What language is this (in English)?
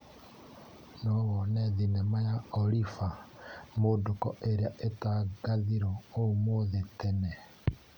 Kikuyu